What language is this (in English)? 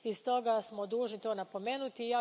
Croatian